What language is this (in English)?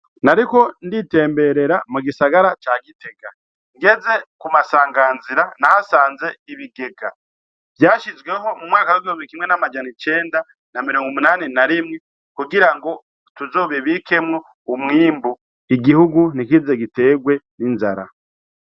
Rundi